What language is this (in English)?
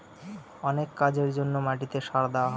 Bangla